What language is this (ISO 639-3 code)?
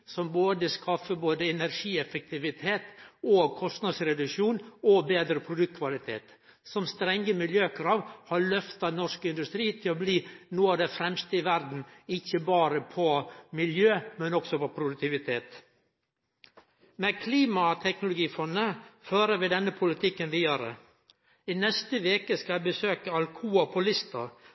nno